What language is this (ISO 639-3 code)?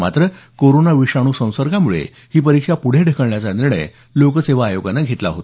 mar